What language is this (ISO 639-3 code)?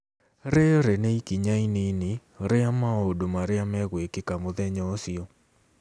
kik